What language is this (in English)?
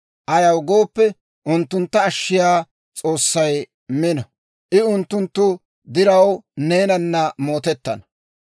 Dawro